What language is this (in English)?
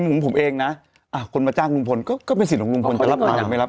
Thai